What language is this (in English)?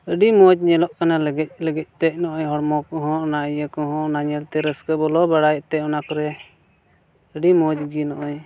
Santali